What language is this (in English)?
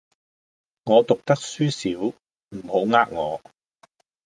Cantonese